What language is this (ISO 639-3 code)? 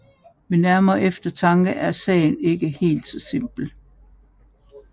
dan